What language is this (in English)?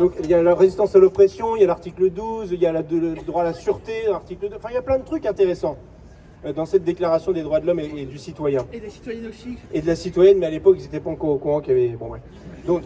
French